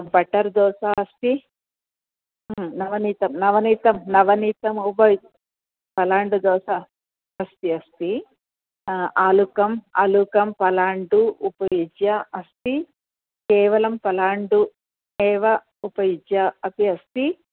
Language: Sanskrit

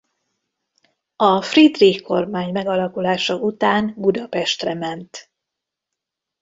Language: Hungarian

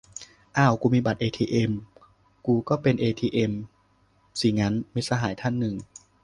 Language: Thai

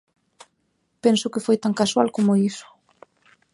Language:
Galician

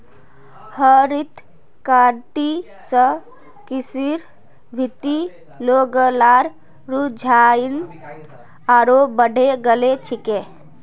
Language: Magahi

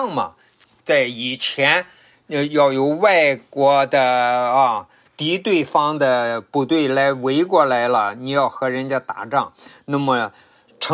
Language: Chinese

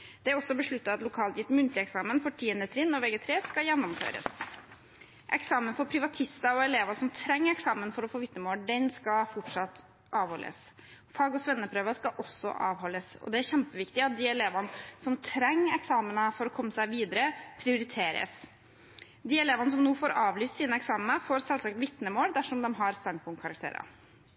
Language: Norwegian Bokmål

